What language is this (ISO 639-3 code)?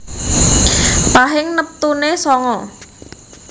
jav